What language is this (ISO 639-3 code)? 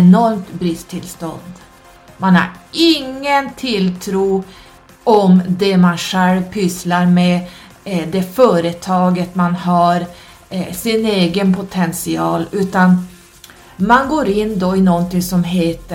swe